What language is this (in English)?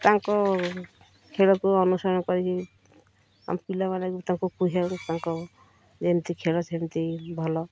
Odia